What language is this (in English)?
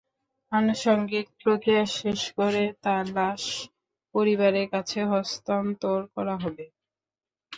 Bangla